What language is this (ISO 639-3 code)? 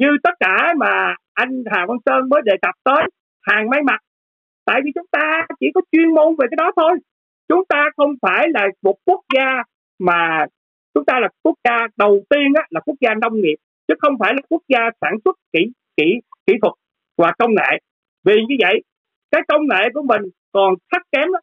vie